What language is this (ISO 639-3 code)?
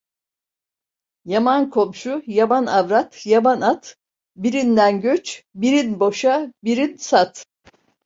tur